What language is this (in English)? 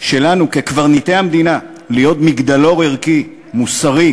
Hebrew